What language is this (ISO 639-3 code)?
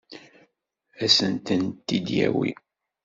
kab